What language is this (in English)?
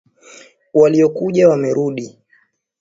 Swahili